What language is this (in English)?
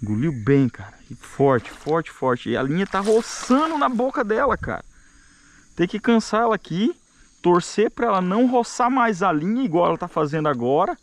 Portuguese